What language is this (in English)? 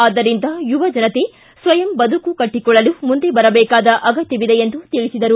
Kannada